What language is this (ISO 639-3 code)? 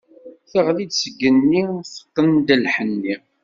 kab